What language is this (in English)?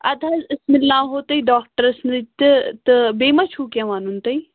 Kashmiri